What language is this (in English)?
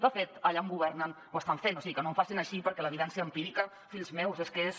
Catalan